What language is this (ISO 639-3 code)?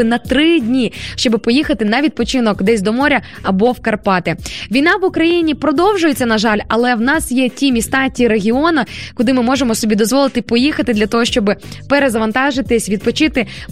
ukr